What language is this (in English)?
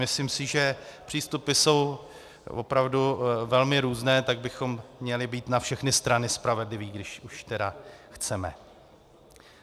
Czech